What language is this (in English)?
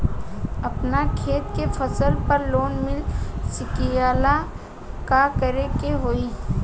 Bhojpuri